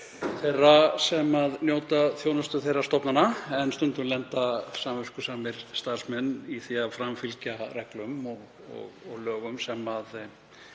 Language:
Icelandic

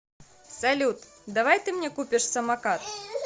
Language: Russian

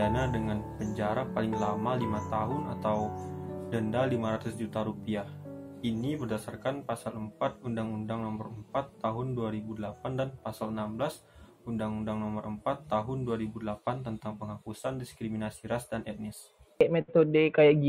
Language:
Indonesian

